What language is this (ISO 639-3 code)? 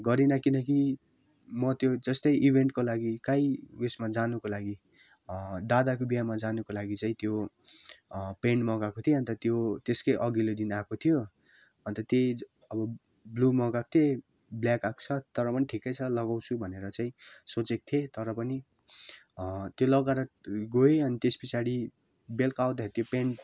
nep